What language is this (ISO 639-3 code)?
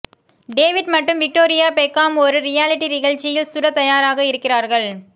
tam